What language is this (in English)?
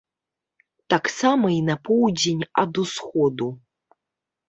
Belarusian